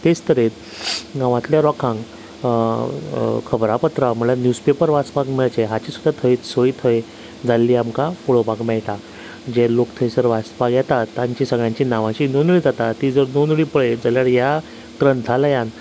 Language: Konkani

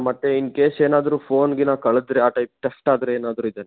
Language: Kannada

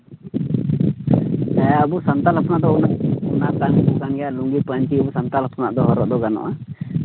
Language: Santali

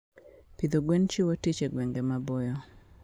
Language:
Luo (Kenya and Tanzania)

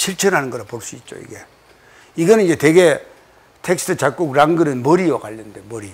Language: Korean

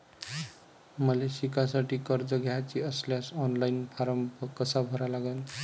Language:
Marathi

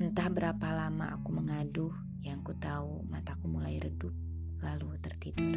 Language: Indonesian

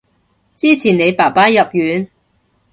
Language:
Cantonese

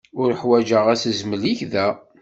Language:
Kabyle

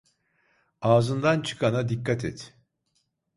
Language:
Turkish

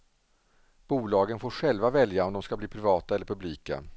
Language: Swedish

